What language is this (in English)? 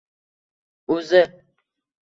Uzbek